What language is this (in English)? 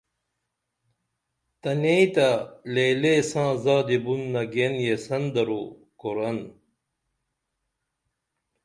Dameli